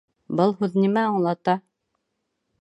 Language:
Bashkir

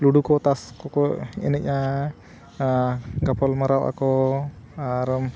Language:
Santali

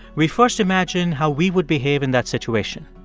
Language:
English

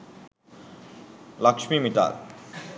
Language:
Sinhala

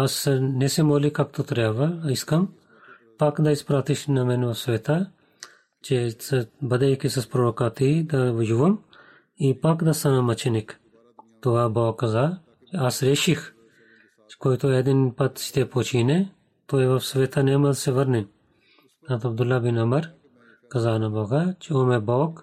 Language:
Bulgarian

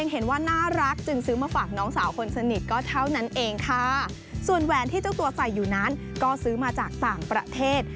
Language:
Thai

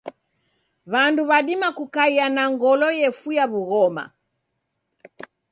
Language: Taita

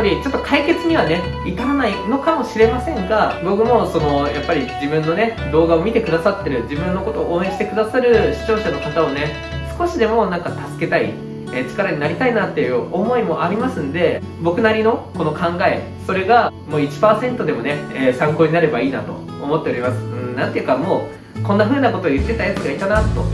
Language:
Japanese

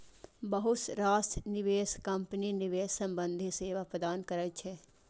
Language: Maithili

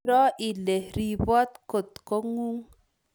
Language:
Kalenjin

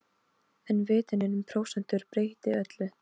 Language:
Icelandic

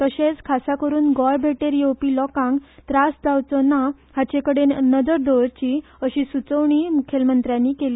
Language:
Konkani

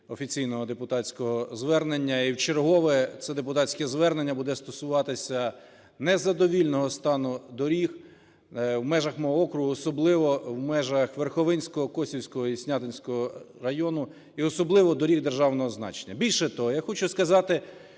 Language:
Ukrainian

